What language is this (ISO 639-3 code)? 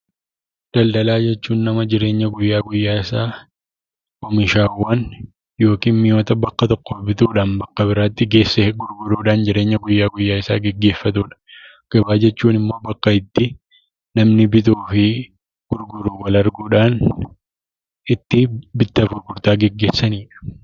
orm